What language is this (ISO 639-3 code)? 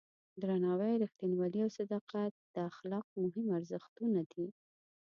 pus